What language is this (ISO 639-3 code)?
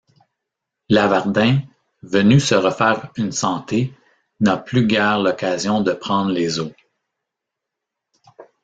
fra